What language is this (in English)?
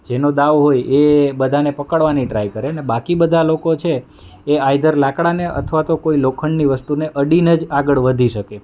Gujarati